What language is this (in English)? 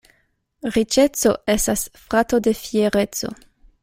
Esperanto